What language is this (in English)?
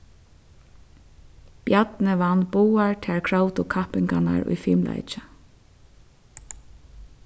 Faroese